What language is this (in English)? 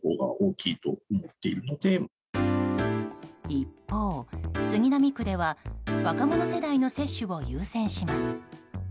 Japanese